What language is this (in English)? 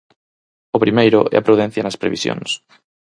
Galician